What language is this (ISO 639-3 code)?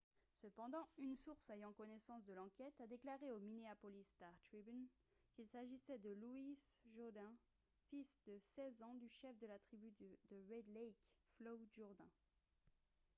fra